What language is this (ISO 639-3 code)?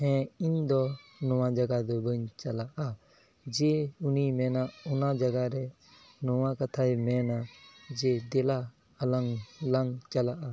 sat